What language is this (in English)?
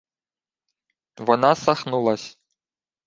Ukrainian